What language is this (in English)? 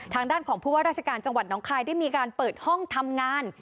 Thai